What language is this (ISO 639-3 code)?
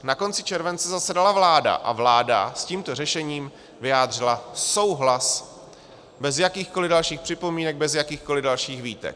ces